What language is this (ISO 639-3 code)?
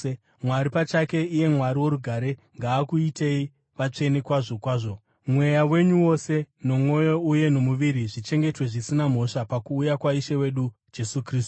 sna